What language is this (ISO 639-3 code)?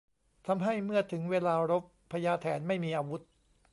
tha